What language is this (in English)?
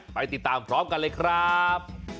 Thai